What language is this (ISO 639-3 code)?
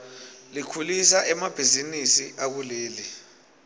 ssw